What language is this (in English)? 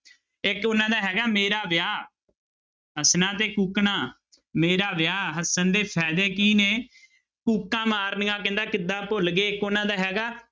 Punjabi